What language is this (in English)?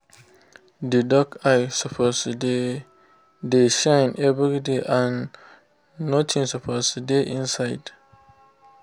Nigerian Pidgin